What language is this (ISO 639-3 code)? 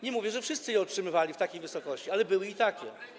pol